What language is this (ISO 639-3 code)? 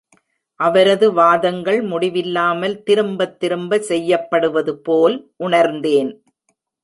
tam